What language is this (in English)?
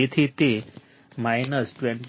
Gujarati